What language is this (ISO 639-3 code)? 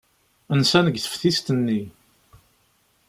kab